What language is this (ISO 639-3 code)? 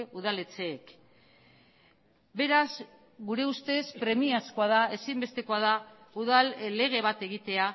eus